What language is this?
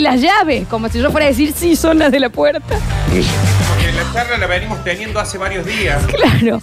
Spanish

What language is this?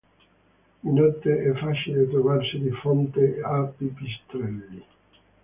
Italian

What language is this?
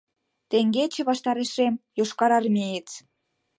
Mari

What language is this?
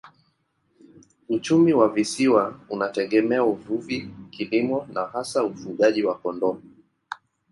Swahili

